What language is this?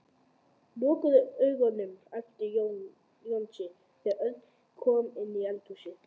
Icelandic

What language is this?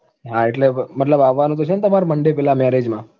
Gujarati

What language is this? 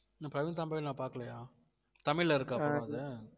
Tamil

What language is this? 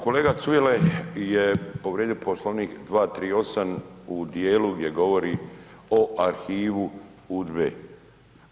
Croatian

